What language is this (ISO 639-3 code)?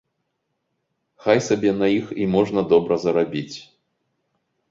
bel